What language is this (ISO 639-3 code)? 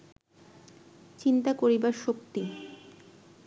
ben